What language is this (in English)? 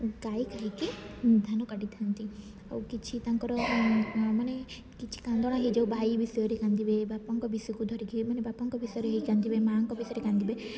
Odia